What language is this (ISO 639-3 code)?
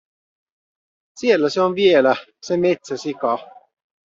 fin